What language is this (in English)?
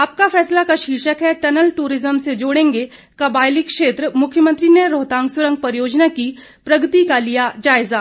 Hindi